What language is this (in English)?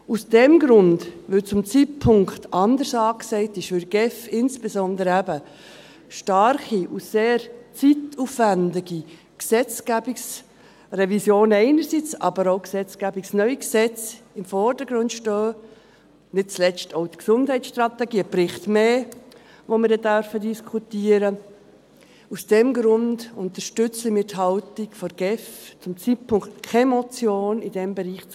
Swiss German